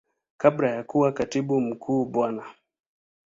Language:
Swahili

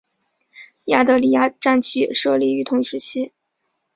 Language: Chinese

